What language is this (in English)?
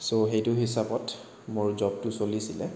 Assamese